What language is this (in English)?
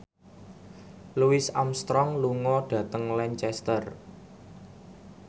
Javanese